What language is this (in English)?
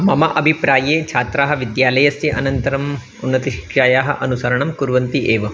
Sanskrit